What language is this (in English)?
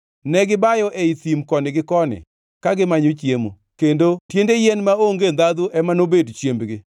Luo (Kenya and Tanzania)